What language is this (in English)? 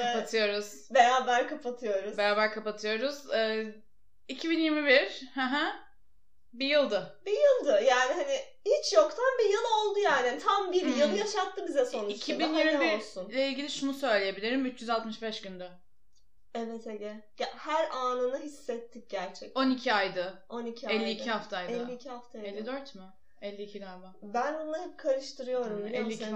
Turkish